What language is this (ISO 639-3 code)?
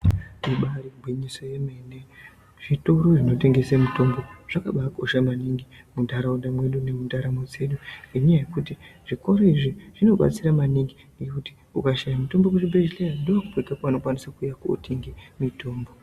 ndc